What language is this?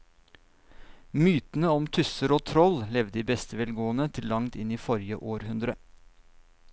Norwegian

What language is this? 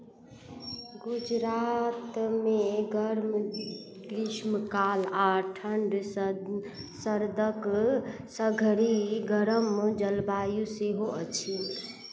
Maithili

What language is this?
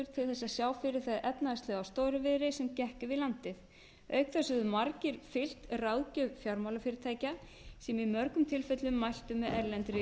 Icelandic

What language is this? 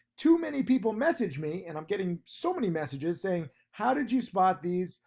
English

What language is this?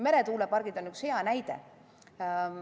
Estonian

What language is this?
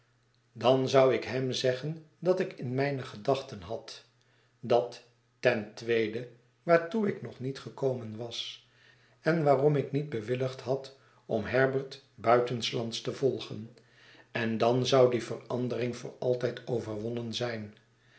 Dutch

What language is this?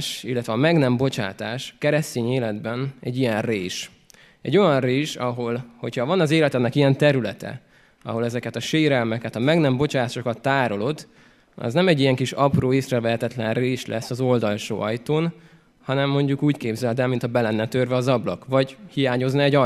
Hungarian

